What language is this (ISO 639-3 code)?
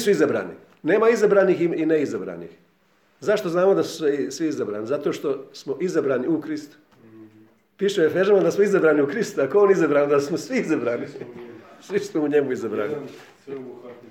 hrv